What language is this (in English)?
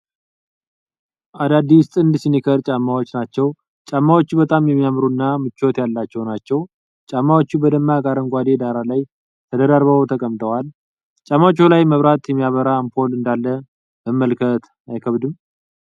Amharic